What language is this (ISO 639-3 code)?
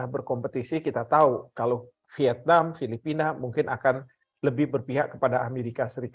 ind